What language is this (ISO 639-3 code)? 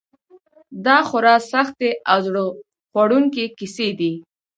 pus